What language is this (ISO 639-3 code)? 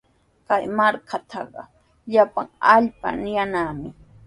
qws